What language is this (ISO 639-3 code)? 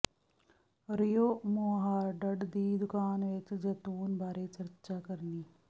pan